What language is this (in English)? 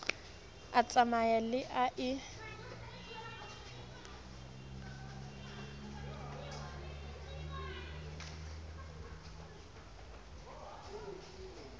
Southern Sotho